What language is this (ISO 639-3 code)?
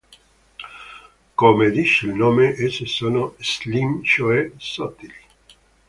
ita